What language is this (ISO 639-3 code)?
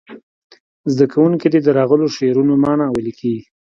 pus